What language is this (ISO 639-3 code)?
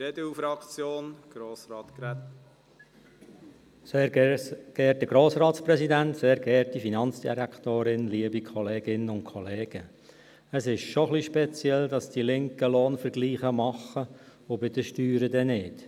gsw